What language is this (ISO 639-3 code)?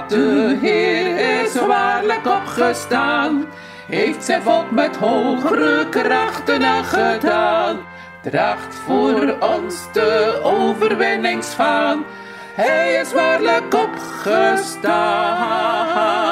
nld